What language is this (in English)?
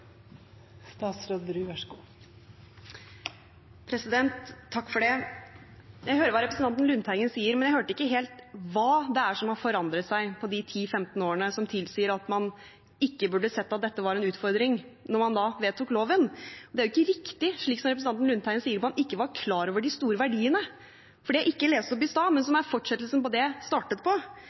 Norwegian